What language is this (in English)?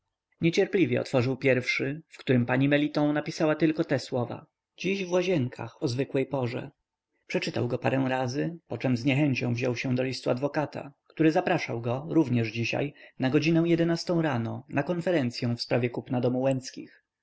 Polish